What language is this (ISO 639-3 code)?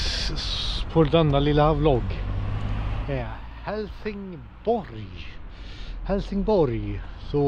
swe